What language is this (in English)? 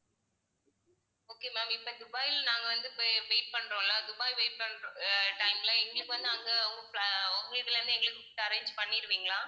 Tamil